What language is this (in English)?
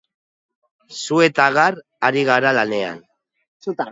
Basque